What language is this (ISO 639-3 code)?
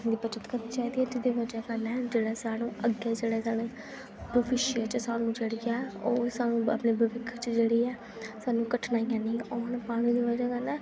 doi